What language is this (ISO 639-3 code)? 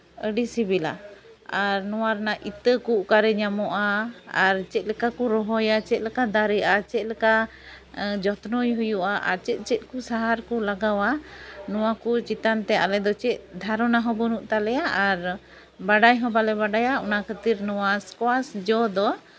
sat